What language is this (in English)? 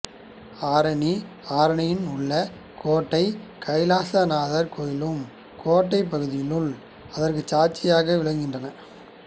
Tamil